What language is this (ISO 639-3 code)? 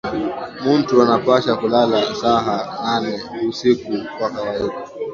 swa